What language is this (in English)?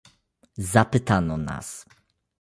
Polish